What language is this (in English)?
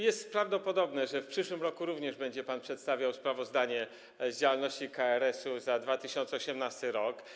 Polish